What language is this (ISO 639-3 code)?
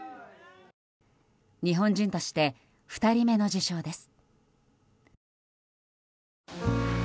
jpn